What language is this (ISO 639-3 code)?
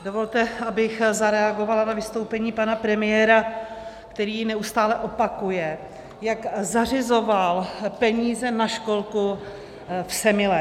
ces